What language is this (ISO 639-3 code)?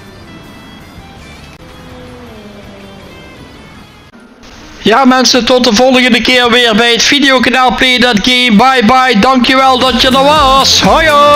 nld